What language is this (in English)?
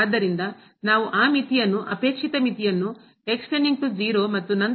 Kannada